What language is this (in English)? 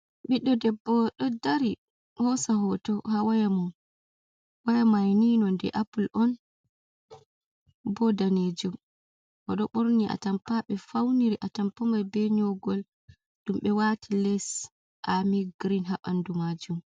Fula